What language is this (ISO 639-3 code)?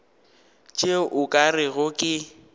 nso